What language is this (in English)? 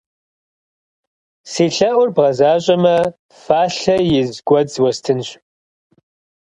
Kabardian